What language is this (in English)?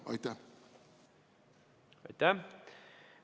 Estonian